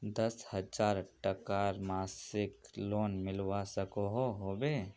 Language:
Magahi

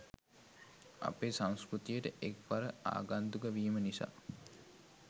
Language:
Sinhala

